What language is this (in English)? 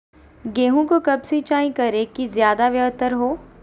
Magahi